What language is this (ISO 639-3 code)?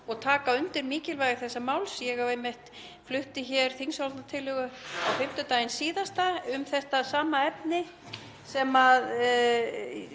isl